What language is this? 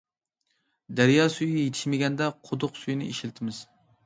Uyghur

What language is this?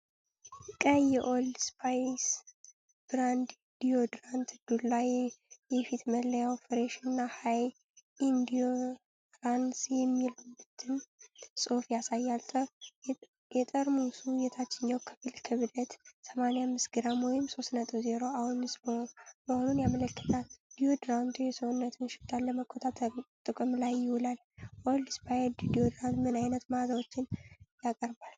Amharic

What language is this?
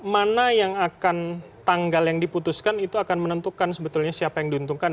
Indonesian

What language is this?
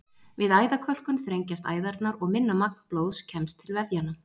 Icelandic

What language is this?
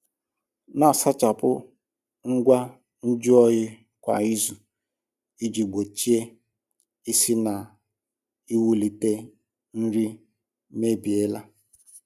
Igbo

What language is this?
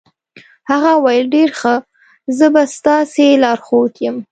Pashto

